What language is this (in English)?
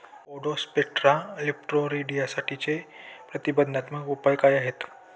Marathi